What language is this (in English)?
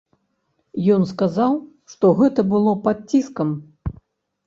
Belarusian